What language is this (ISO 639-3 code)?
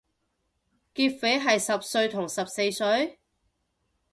yue